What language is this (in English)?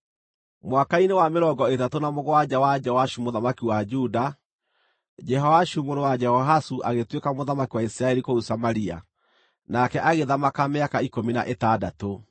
Kikuyu